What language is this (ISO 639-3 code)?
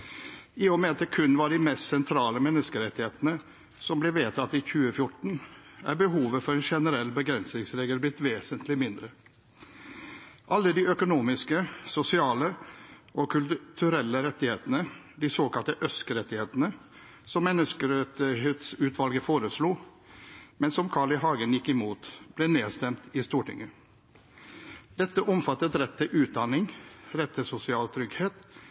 nob